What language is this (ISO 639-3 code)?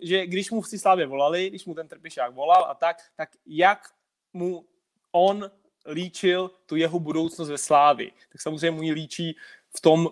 ces